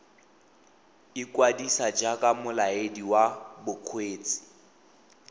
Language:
Tswana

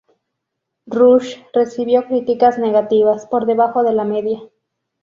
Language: Spanish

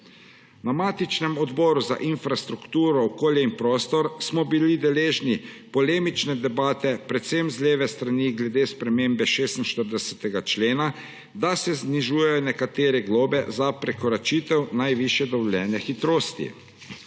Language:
Slovenian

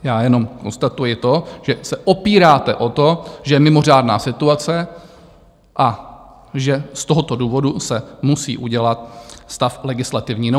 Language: Czech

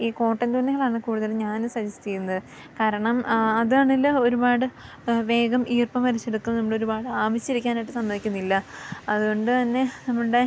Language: Malayalam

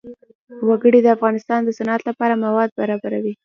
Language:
Pashto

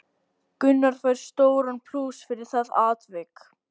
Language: Icelandic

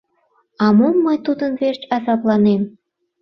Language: Mari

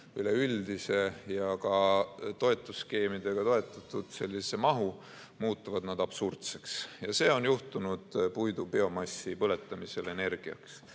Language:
Estonian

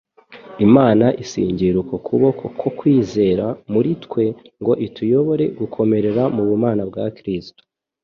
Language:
Kinyarwanda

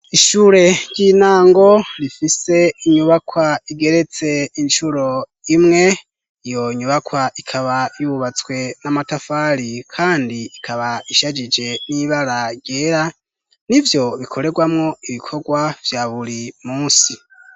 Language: Rundi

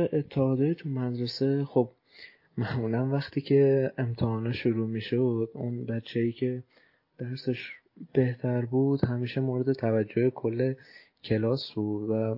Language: Persian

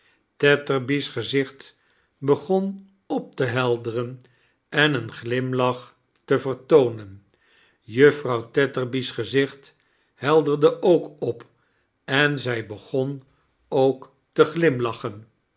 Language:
Dutch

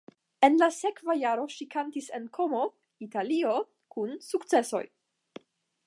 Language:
Esperanto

